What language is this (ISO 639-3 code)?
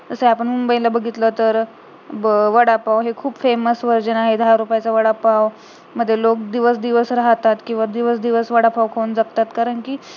mar